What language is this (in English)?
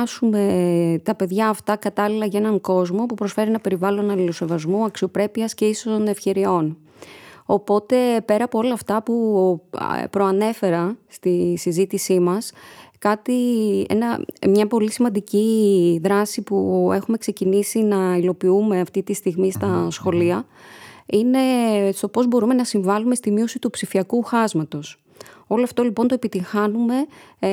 Greek